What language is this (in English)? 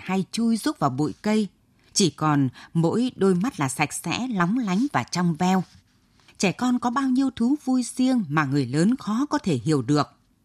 Vietnamese